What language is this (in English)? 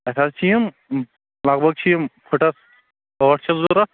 Kashmiri